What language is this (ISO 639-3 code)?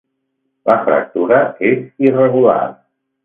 cat